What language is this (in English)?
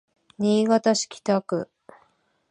Japanese